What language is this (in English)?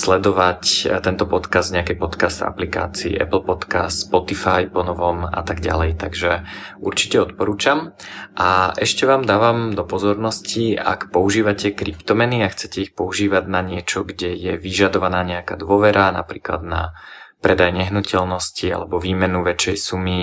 Slovak